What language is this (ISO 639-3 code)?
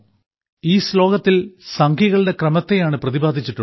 mal